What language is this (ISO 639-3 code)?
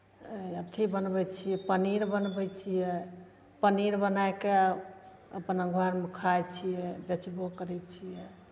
mai